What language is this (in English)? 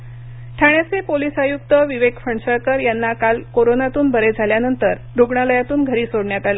Marathi